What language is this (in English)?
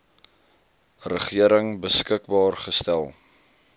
Afrikaans